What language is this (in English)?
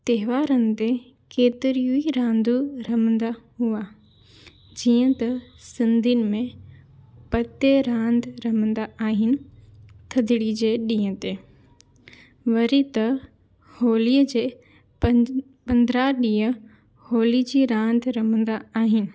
Sindhi